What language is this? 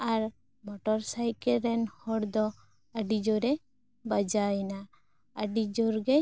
Santali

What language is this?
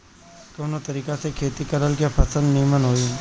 Bhojpuri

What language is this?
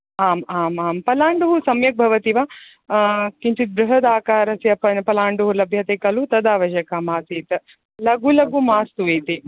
Sanskrit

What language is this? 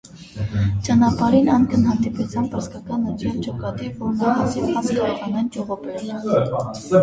Armenian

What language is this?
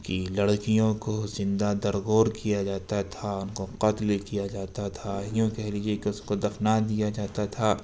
Urdu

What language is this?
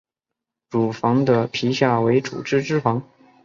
Chinese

